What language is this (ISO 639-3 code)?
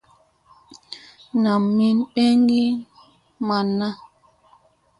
mse